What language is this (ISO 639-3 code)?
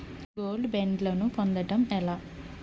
tel